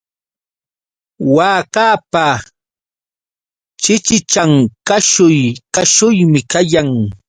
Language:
Yauyos Quechua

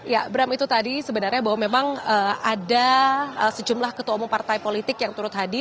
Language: Indonesian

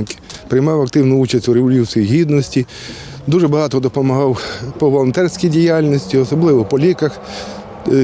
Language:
Ukrainian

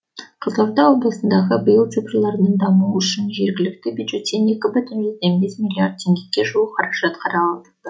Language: Kazakh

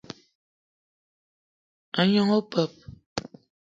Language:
Eton (Cameroon)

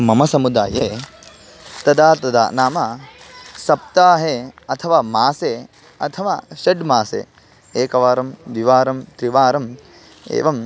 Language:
Sanskrit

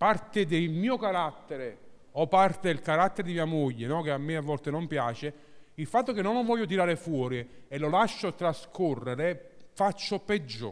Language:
Italian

